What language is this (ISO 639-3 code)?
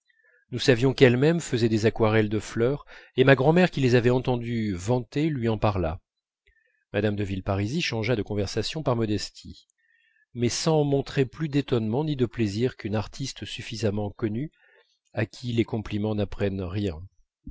fra